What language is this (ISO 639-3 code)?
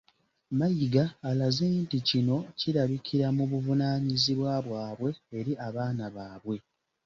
lug